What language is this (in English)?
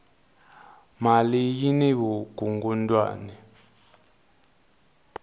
Tsonga